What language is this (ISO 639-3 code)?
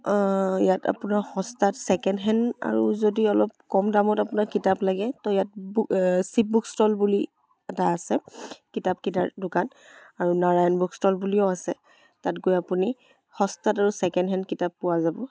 asm